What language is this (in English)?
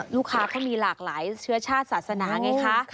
Thai